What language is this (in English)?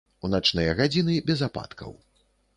Belarusian